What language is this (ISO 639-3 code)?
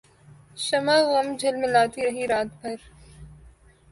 urd